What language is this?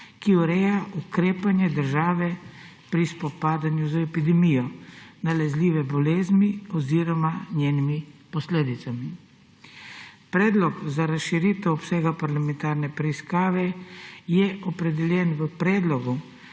Slovenian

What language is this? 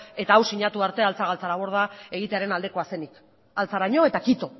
Basque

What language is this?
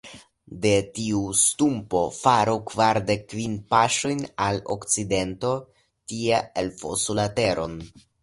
Esperanto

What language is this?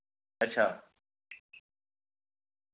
Dogri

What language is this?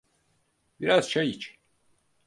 Turkish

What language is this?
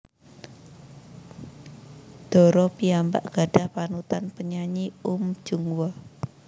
Javanese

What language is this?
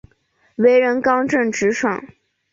Chinese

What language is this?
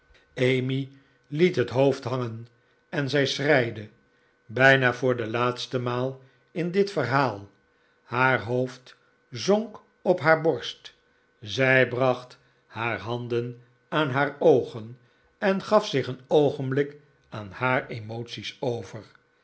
Dutch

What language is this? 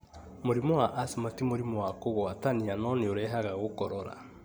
Kikuyu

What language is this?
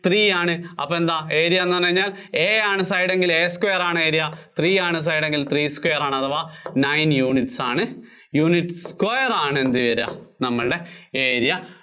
Malayalam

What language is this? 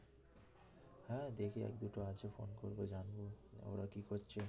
Bangla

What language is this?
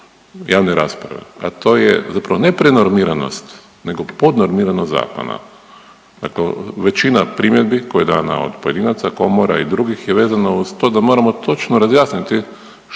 Croatian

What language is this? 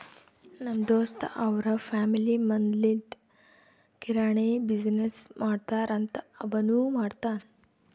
Kannada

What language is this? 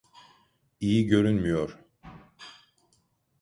Turkish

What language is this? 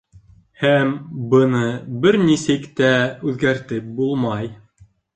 Bashkir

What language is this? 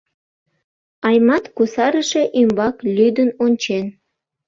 Mari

